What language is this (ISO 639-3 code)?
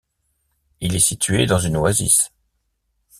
fra